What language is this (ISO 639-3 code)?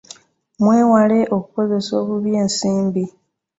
lug